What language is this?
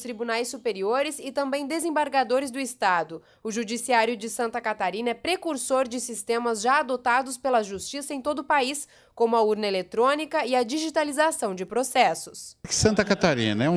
Portuguese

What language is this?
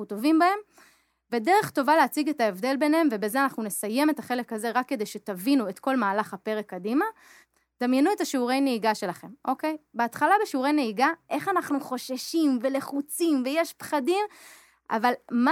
Hebrew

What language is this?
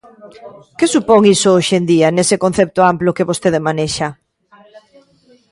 Galician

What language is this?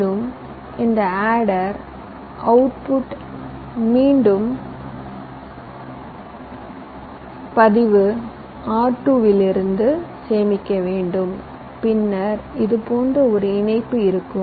Tamil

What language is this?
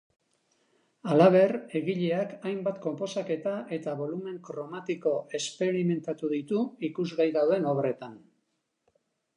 Basque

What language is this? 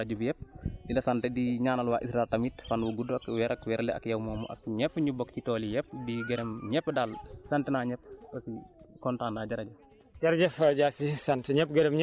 Wolof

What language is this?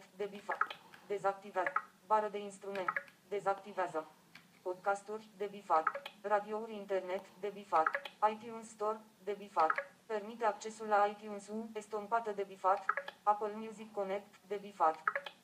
Romanian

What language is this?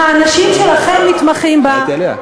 Hebrew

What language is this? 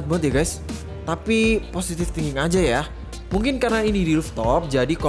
Indonesian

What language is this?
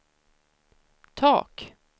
Swedish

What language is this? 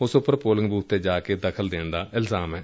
Punjabi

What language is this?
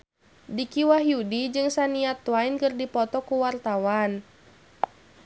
Sundanese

